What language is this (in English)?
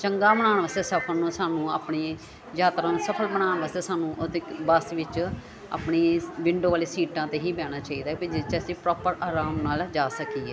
Punjabi